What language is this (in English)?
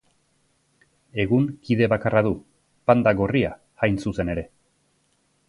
Basque